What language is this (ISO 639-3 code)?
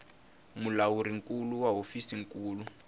tso